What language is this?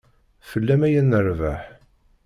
Kabyle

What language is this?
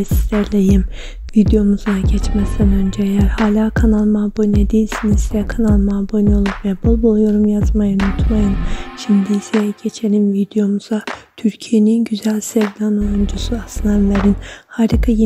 Turkish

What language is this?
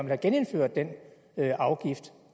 Danish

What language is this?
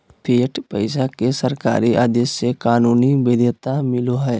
Magahi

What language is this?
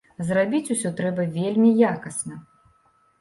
Belarusian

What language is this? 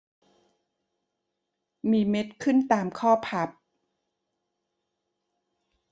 Thai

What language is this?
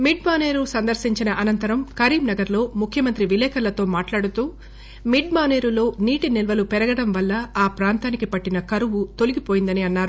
Telugu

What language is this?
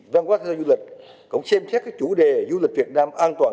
Vietnamese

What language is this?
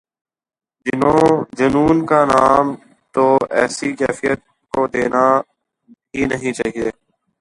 Urdu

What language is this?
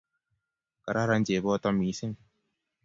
Kalenjin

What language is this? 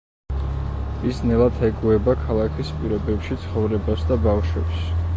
Georgian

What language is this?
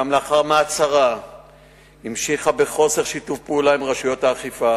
Hebrew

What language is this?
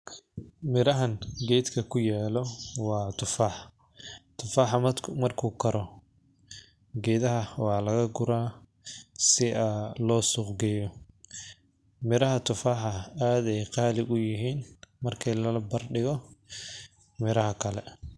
Somali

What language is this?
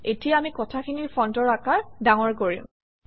Assamese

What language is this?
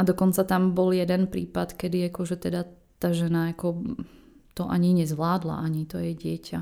Czech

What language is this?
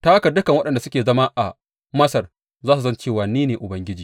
Hausa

